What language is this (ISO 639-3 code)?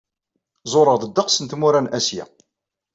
kab